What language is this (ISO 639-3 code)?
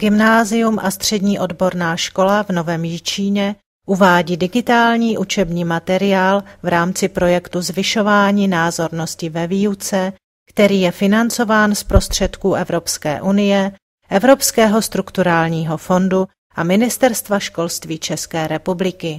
ces